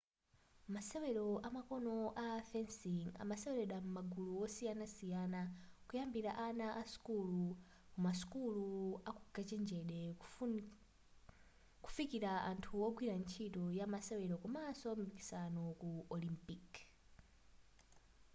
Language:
Nyanja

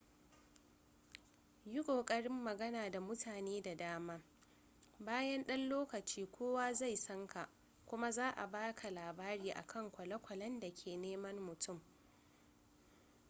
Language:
Hausa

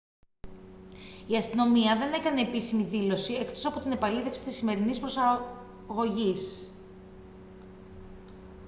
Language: Greek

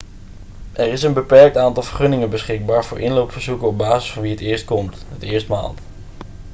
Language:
Dutch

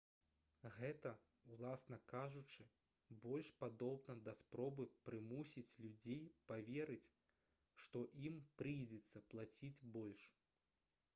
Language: Belarusian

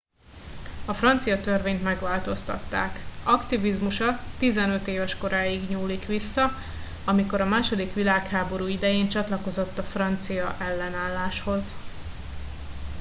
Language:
Hungarian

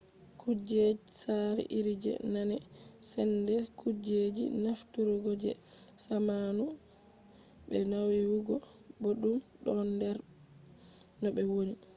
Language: Fula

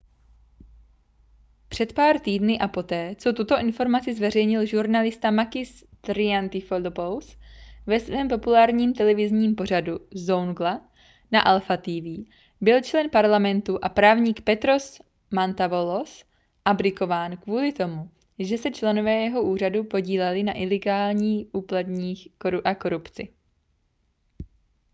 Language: Czech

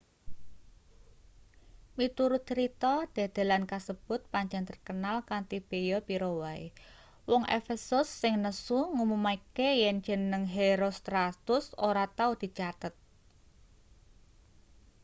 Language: Javanese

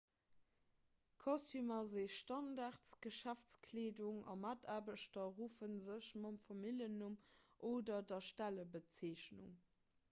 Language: Luxembourgish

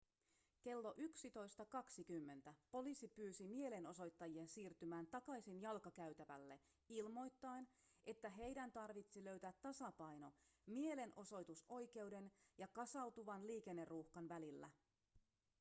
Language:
Finnish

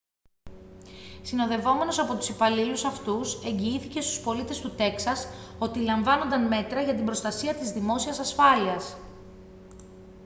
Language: Greek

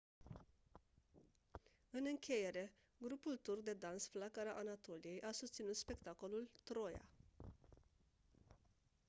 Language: Romanian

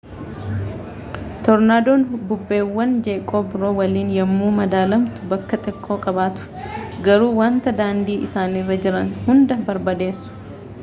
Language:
Oromo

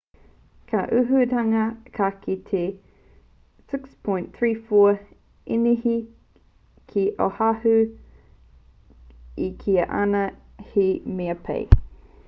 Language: Māori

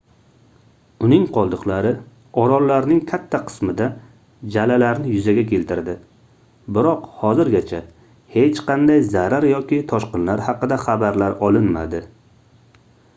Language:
Uzbek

